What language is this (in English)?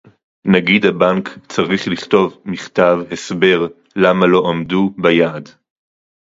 Hebrew